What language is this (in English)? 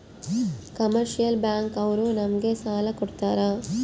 Kannada